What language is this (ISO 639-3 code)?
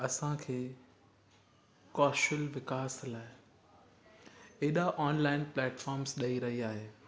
snd